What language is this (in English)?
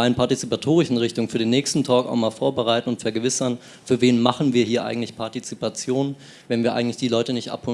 German